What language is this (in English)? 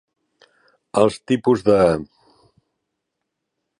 Catalan